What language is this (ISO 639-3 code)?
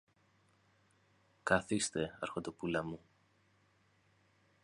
ell